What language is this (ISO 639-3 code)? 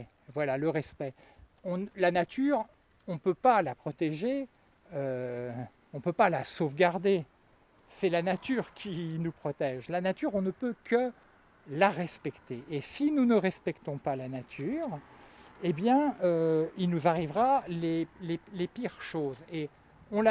fra